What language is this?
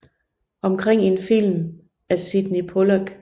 Danish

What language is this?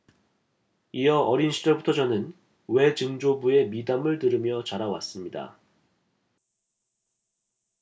Korean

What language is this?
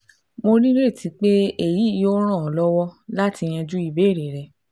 Yoruba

